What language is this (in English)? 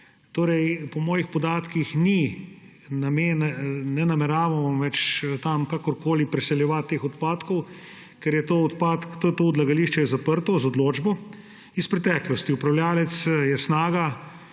Slovenian